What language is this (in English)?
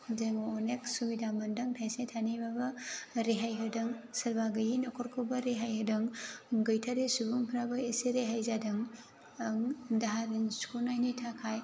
Bodo